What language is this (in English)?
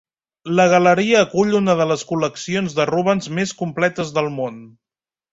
Catalan